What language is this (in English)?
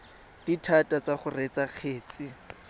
Tswana